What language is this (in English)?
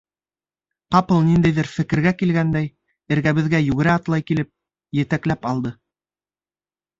Bashkir